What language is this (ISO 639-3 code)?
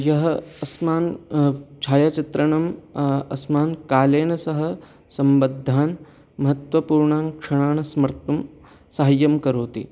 san